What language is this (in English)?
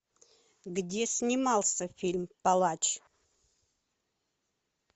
Russian